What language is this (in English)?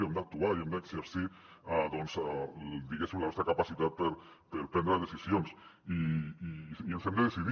Catalan